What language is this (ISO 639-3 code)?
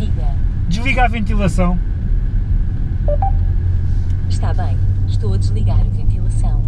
por